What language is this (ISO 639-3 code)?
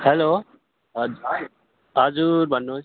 nep